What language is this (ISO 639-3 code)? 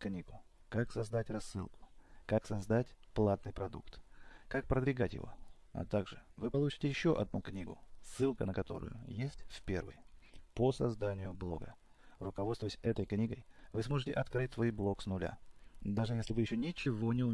rus